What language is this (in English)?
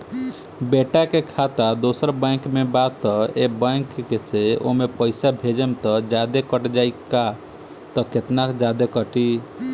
Bhojpuri